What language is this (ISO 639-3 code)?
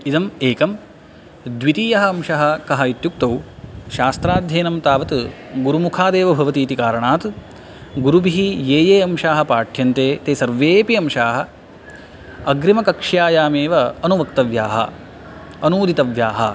san